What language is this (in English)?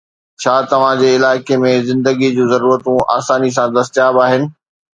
Sindhi